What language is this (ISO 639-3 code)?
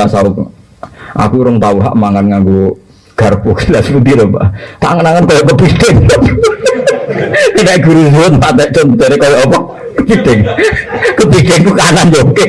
ind